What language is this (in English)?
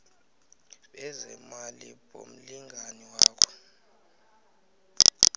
South Ndebele